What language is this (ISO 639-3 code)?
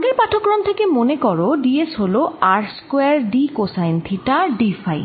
ben